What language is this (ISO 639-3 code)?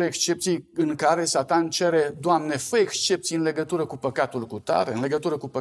ron